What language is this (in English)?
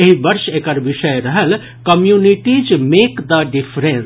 Maithili